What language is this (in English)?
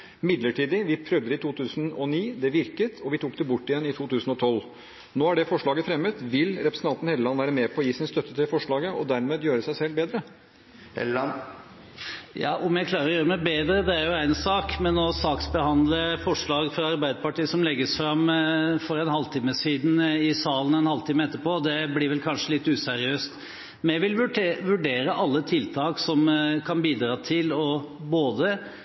Norwegian Bokmål